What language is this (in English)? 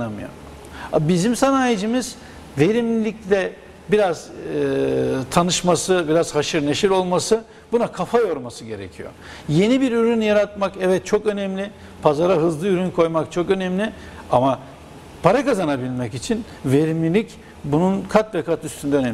Turkish